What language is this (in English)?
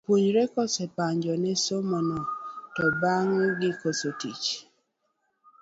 Luo (Kenya and Tanzania)